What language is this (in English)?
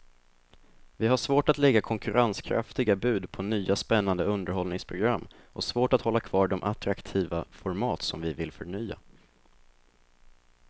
Swedish